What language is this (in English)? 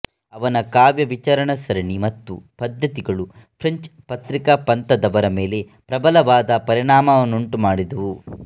Kannada